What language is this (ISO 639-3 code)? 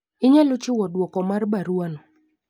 luo